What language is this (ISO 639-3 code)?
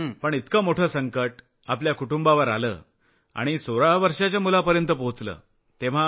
mar